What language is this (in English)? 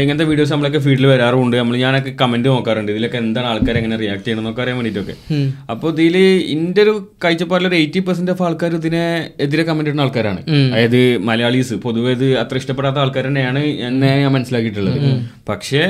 Malayalam